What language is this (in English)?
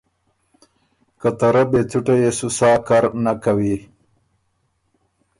Ormuri